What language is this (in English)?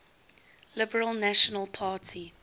English